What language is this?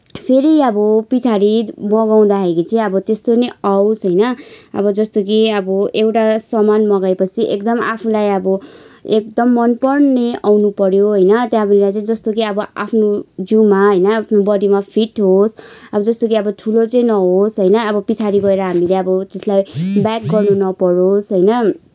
Nepali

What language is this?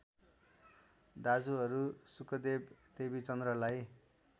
Nepali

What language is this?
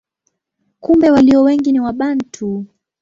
Swahili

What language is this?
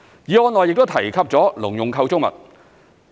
Cantonese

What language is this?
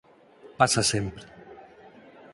Galician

